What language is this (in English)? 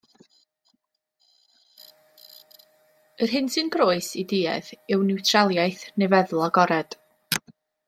Welsh